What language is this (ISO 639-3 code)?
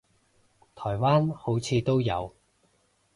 yue